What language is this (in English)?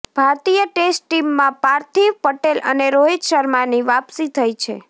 Gujarati